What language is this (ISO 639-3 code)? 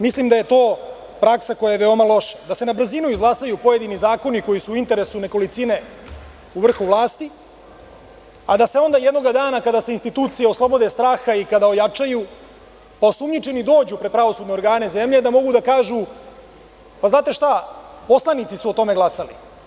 srp